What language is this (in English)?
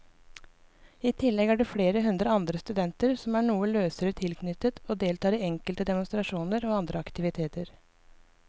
Norwegian